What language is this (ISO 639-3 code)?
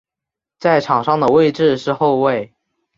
zho